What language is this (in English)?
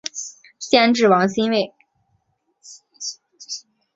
Chinese